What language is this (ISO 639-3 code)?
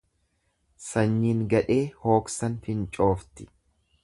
orm